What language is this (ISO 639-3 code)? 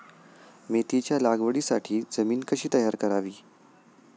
mar